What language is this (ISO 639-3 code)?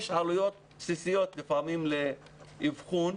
heb